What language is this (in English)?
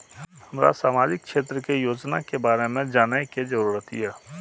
Maithili